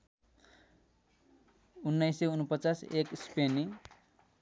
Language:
Nepali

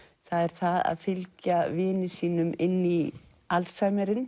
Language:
Icelandic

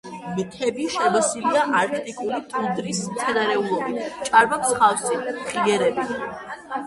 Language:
Georgian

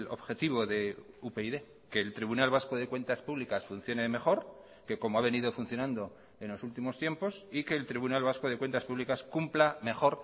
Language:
Spanish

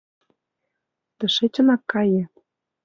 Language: Mari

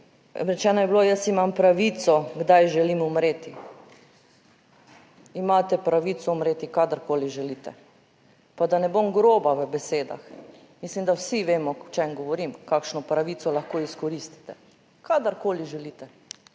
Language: Slovenian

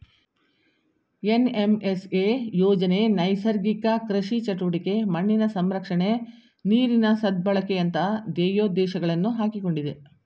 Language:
Kannada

